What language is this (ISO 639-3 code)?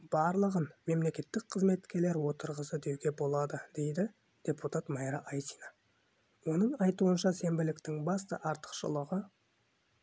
kaz